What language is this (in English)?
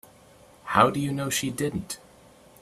English